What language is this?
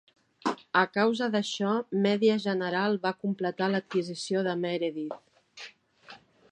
Catalan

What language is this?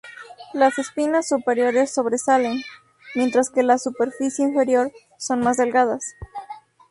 Spanish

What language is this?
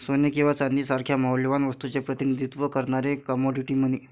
Marathi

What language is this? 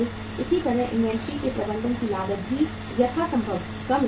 Hindi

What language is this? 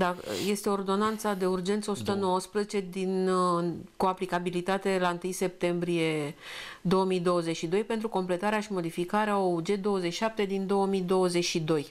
Romanian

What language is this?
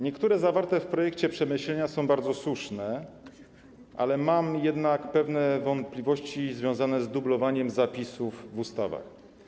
Polish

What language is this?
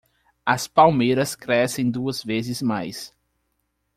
Portuguese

